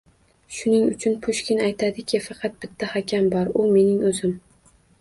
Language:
Uzbek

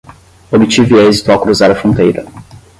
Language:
Portuguese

